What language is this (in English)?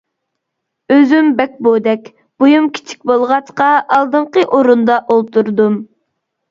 Uyghur